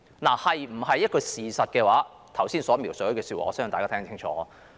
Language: Cantonese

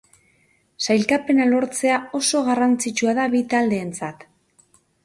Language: Basque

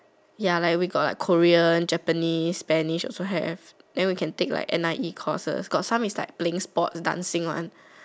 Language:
English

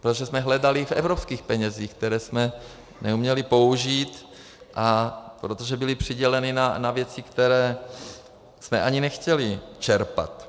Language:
Czech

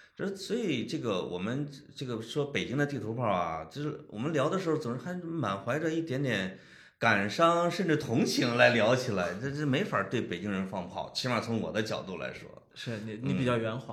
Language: Chinese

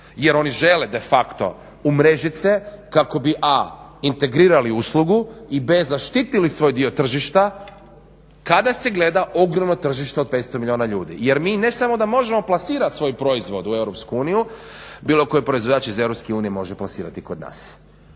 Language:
Croatian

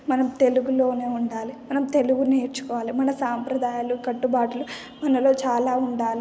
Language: Telugu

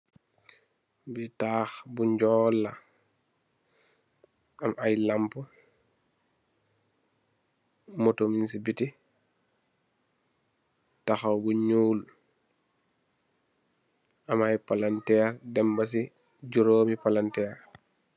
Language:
Wolof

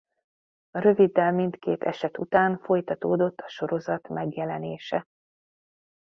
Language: Hungarian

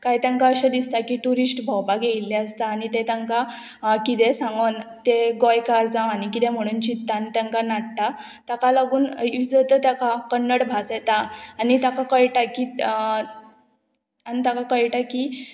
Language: Konkani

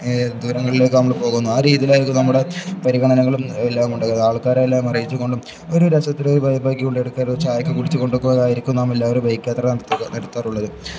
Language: Malayalam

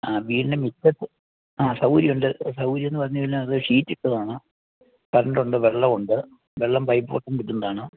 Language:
Malayalam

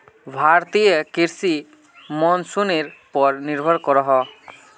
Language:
Magahi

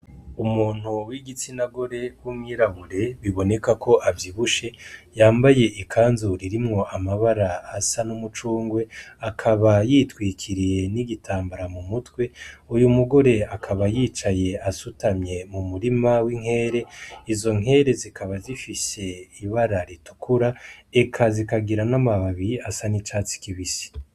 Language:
Rundi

